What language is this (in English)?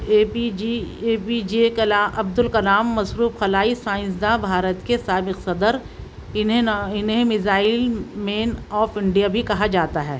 Urdu